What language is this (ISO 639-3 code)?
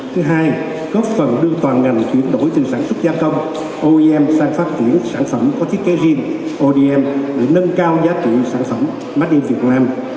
vie